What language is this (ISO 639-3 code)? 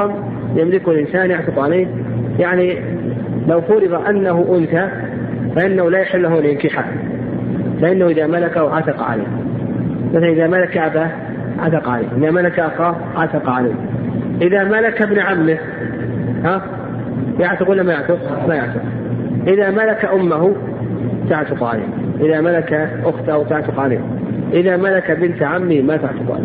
ara